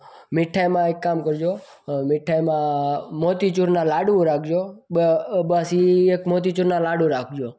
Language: Gujarati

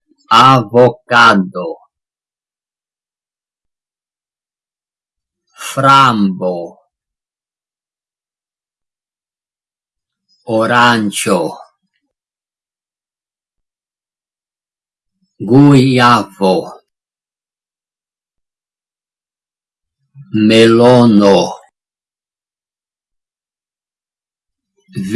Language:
Italian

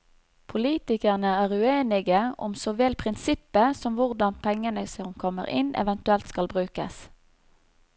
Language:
Norwegian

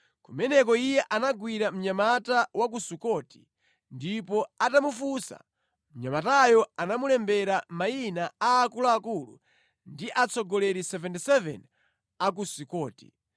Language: Nyanja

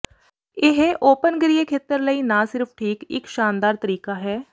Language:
Punjabi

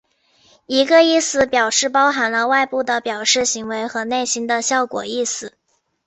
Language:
Chinese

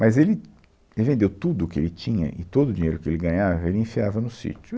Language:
Portuguese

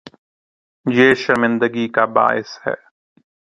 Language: Urdu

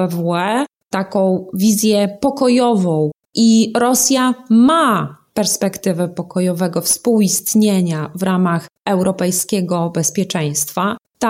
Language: Polish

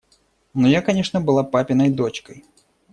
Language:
Russian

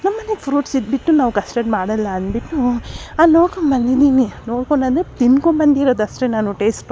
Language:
Kannada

